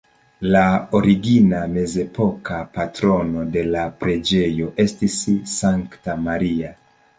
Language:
Esperanto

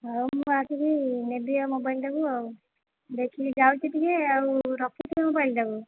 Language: Odia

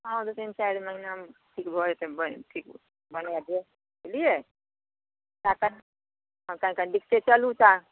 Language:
Maithili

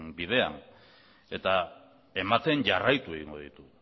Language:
Basque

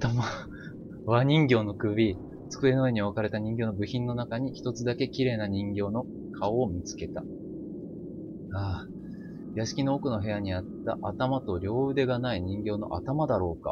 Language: Japanese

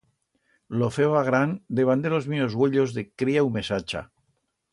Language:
Aragonese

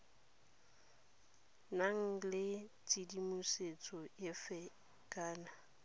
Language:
Tswana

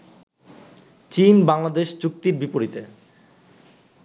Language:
Bangla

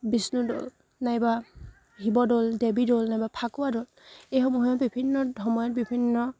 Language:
Assamese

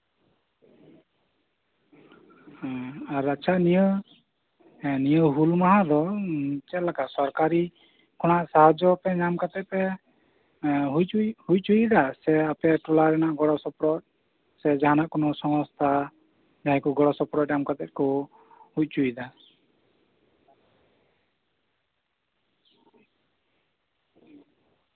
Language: Santali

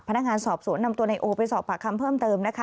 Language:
Thai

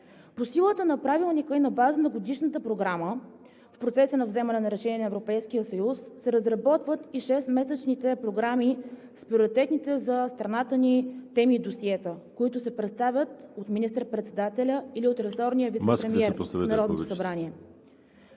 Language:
Bulgarian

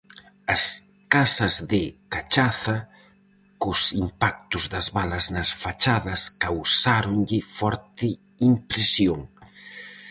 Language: Galician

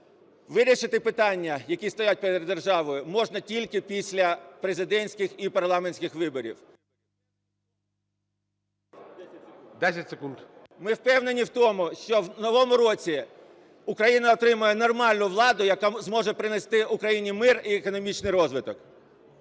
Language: Ukrainian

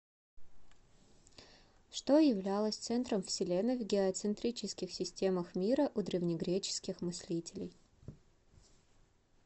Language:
Russian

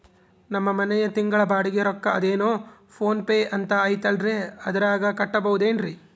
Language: Kannada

